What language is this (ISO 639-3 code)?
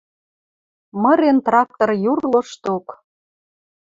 mrj